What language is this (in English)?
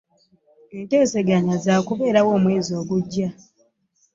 Ganda